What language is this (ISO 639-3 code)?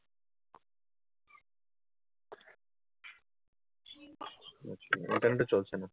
ben